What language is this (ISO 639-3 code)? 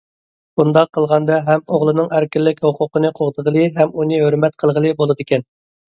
uig